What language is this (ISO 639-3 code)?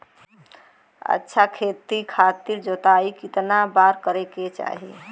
bho